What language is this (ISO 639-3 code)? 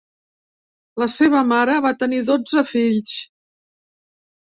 cat